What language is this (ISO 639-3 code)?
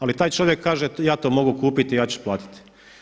hrv